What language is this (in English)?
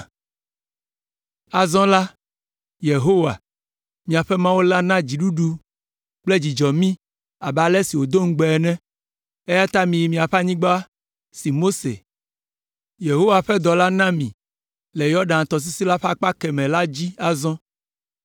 Ewe